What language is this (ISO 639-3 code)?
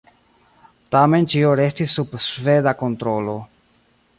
epo